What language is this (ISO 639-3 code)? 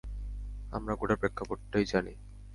ben